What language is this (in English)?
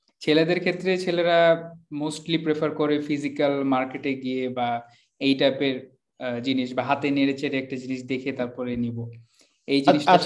Bangla